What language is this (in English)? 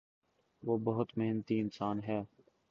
Urdu